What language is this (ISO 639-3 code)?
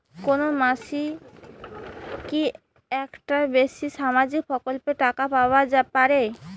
ben